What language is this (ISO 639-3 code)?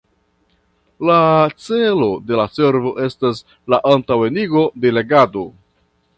epo